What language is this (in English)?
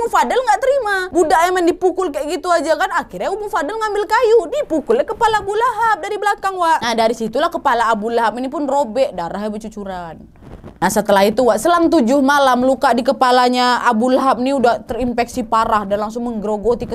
Indonesian